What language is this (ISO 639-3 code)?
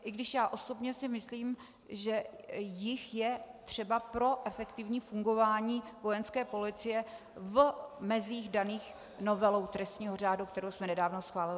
ces